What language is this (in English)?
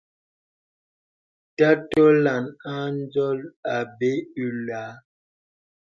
Bebele